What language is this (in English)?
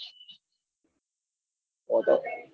Gujarati